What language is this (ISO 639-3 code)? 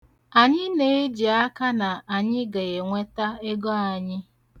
ibo